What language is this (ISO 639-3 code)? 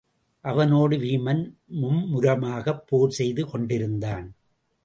tam